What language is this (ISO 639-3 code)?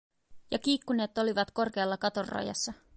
fin